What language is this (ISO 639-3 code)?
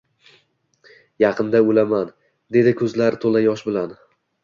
uzb